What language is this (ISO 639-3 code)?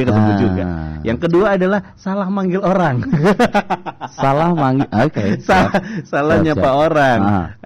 ind